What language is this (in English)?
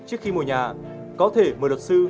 Vietnamese